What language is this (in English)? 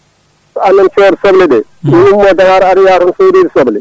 Fula